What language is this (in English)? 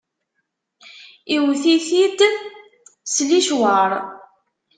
Kabyle